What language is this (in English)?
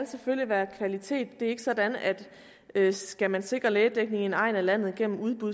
Danish